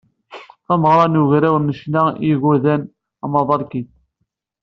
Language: Kabyle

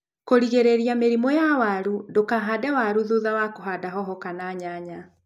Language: Kikuyu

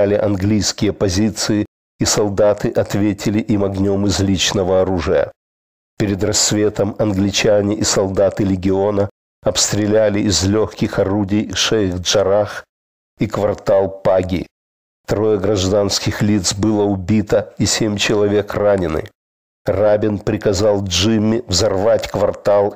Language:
Russian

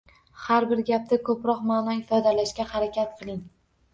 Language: Uzbek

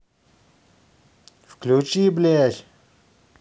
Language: Russian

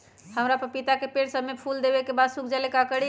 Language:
Magahi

